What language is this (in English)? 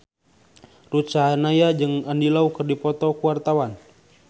Sundanese